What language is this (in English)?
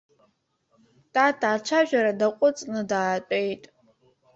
Abkhazian